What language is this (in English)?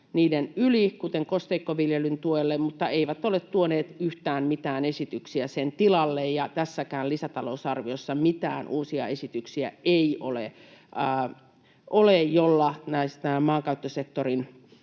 Finnish